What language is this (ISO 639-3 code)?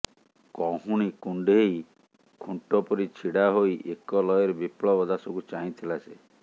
ori